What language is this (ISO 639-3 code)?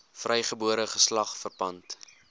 afr